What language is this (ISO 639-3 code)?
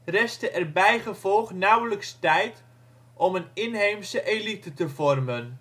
nld